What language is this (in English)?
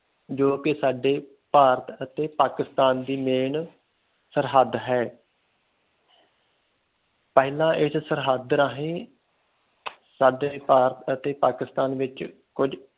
Punjabi